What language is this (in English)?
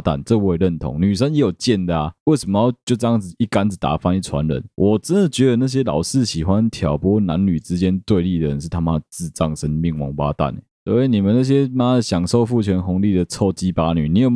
Chinese